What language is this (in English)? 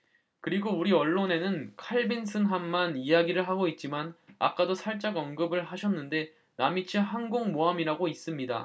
Korean